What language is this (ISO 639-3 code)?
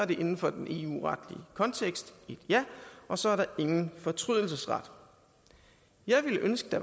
dan